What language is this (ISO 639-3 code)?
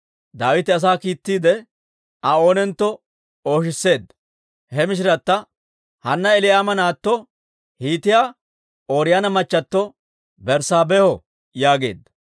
dwr